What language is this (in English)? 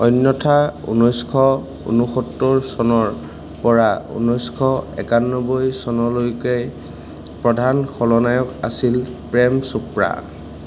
Assamese